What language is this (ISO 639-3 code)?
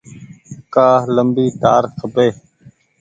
gig